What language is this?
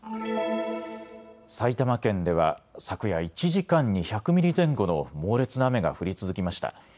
Japanese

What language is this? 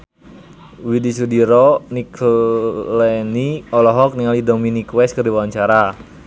Sundanese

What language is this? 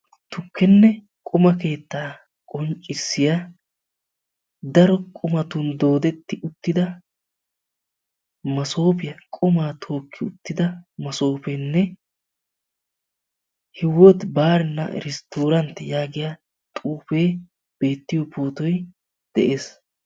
Wolaytta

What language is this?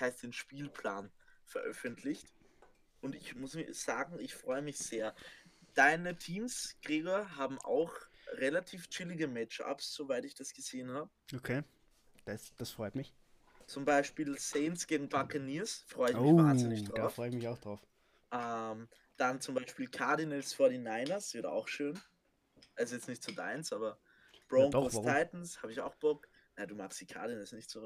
German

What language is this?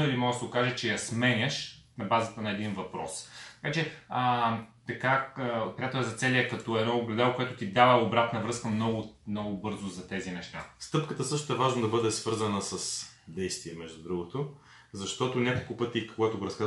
Bulgarian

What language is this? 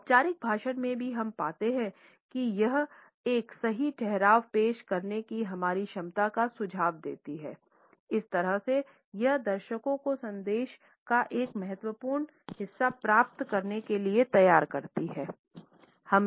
Hindi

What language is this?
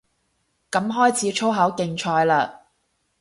Cantonese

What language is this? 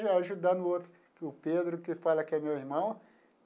Portuguese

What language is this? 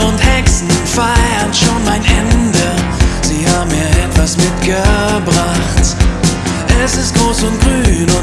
German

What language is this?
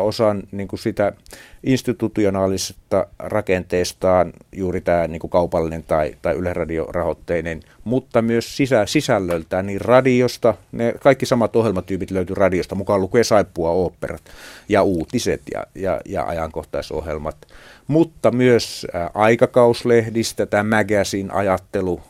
Finnish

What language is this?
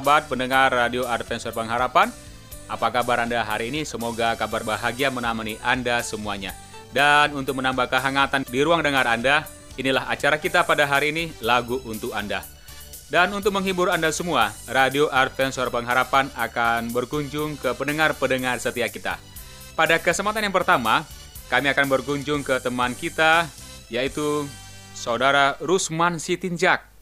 Indonesian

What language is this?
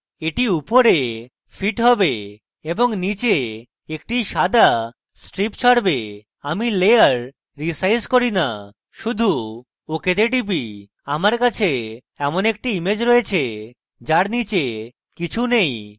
Bangla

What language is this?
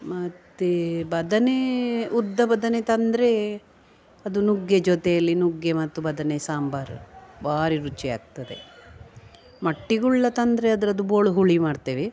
Kannada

